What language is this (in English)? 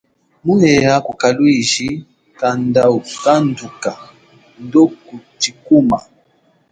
Chokwe